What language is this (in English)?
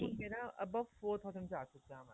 Punjabi